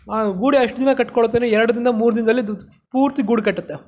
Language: Kannada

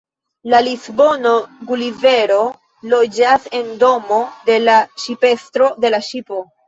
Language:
Esperanto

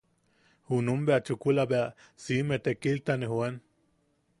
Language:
Yaqui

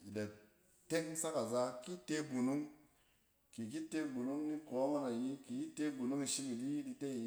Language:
Cen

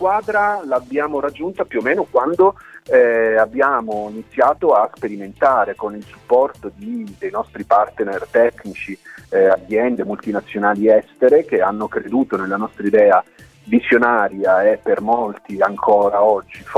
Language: Italian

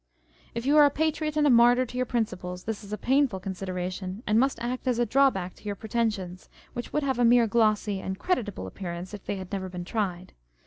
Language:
English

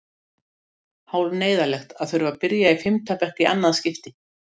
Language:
Icelandic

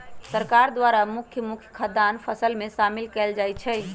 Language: Magahi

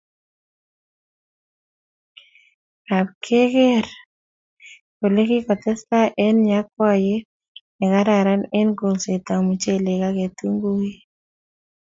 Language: Kalenjin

